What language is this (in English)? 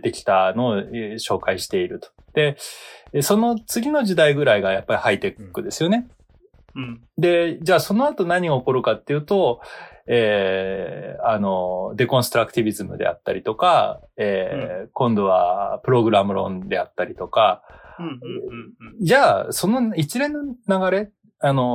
Japanese